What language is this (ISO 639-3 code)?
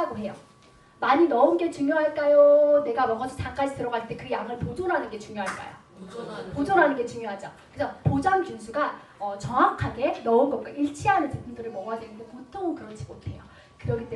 kor